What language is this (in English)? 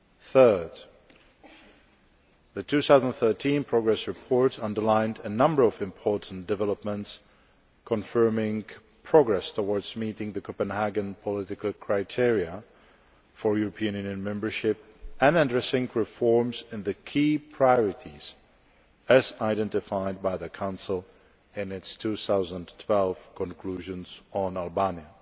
English